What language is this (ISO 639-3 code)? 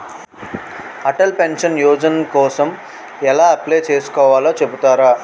tel